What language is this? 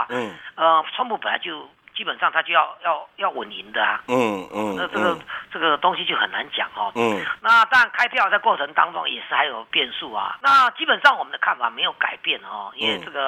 Chinese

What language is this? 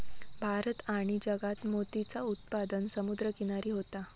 Marathi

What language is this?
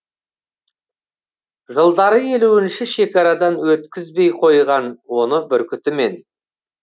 Kazakh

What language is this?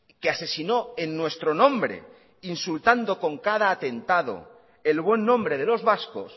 Spanish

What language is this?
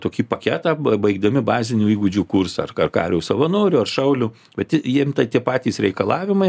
Lithuanian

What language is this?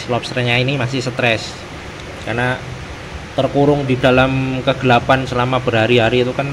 Indonesian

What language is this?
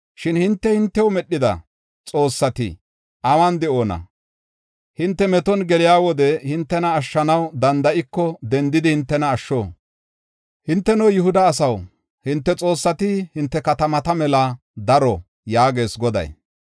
Gofa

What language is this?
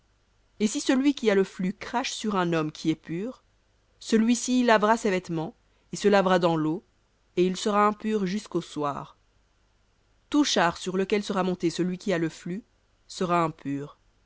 French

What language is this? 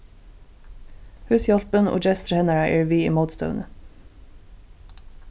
Faroese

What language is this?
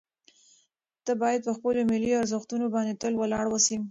Pashto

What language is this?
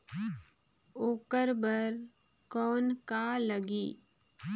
Chhattisgarhi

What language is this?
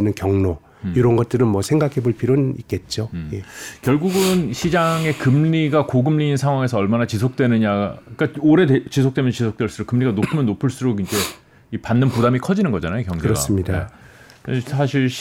Korean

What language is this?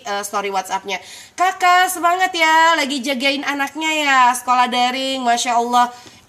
Indonesian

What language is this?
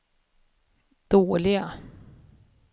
Swedish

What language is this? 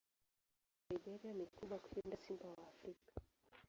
Swahili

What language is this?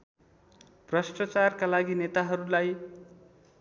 Nepali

